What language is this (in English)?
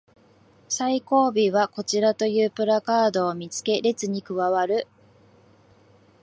Japanese